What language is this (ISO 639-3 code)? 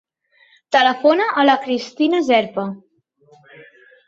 cat